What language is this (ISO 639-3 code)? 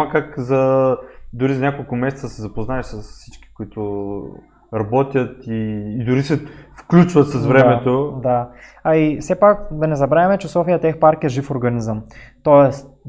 bul